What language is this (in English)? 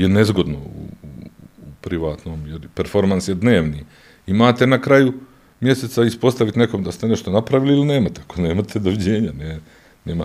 Croatian